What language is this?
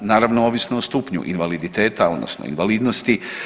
Croatian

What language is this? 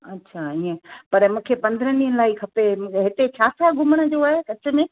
Sindhi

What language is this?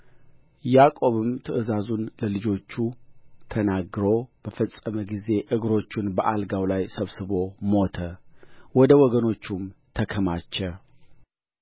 Amharic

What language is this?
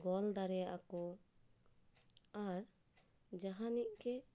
Santali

